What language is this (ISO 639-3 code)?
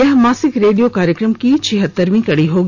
hin